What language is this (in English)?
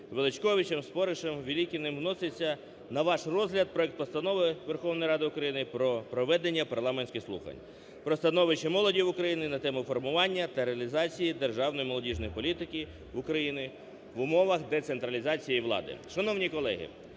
Ukrainian